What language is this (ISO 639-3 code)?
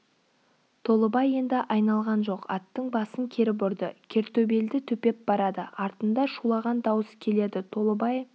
kaz